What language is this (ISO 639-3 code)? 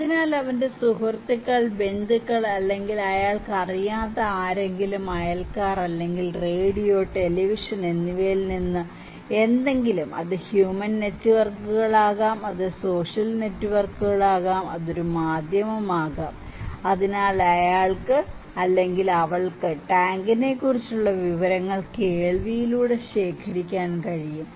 mal